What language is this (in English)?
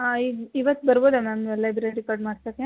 Kannada